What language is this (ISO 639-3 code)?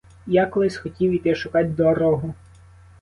ukr